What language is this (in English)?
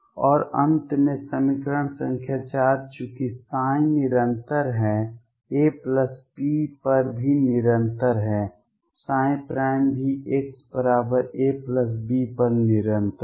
Hindi